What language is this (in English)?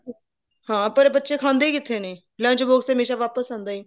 Punjabi